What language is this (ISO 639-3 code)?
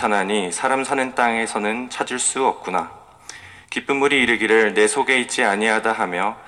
kor